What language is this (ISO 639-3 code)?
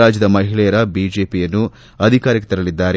kan